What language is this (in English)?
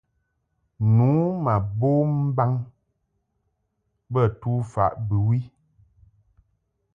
Mungaka